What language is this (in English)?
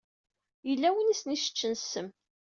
Kabyle